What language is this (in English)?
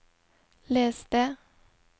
Norwegian